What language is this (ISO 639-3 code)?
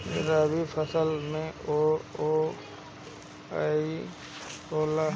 bho